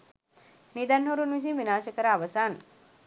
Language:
Sinhala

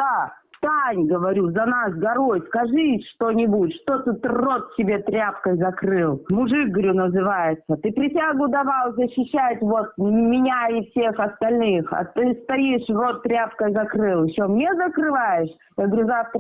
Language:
Russian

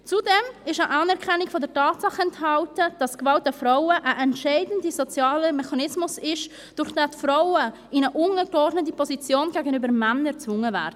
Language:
Swiss German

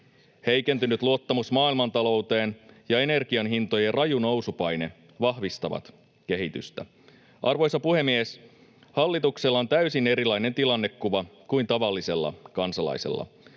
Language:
Finnish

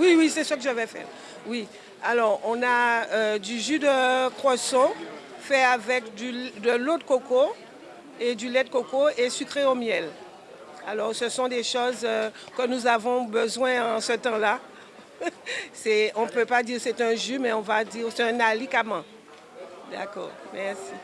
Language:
French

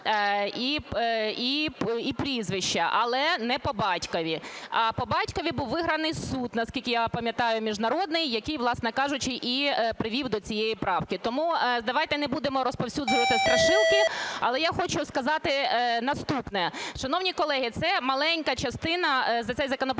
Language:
Ukrainian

